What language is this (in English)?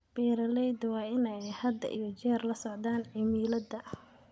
Somali